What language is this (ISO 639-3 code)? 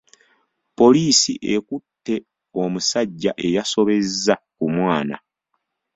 lug